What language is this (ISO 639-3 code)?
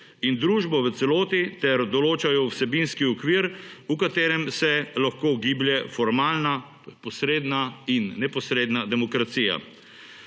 slv